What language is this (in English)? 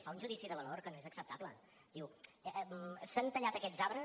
Catalan